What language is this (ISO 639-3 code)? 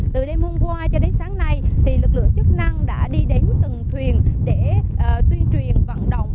vie